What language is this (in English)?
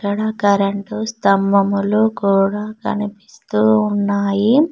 Telugu